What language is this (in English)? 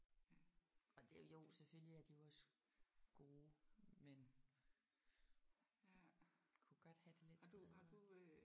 Danish